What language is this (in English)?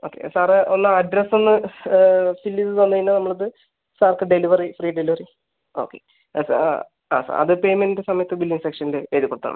Malayalam